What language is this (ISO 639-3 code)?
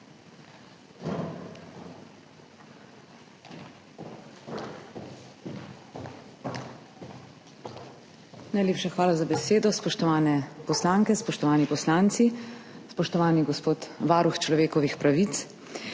slv